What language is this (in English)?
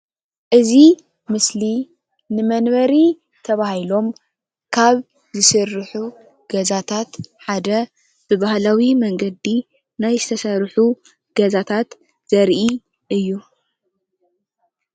Tigrinya